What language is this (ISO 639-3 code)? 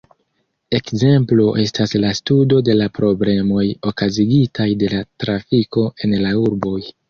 epo